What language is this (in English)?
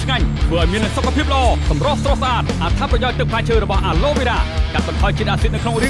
Thai